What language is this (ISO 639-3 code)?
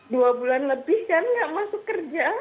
ind